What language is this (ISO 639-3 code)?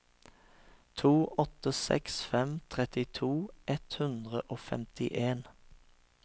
nor